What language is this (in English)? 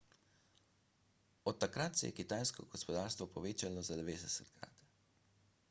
Slovenian